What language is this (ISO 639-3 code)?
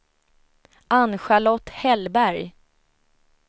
swe